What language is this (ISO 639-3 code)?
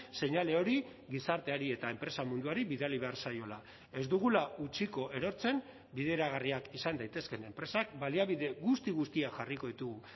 eus